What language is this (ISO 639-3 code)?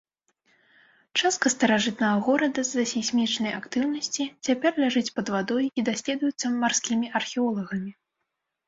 bel